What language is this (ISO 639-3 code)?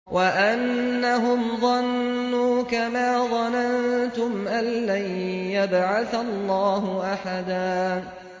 ara